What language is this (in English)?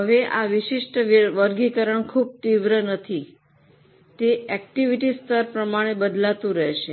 Gujarati